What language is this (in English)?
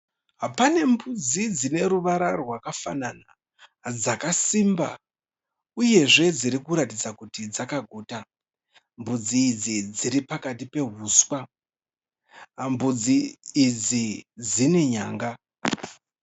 Shona